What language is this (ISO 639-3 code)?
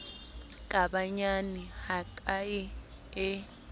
sot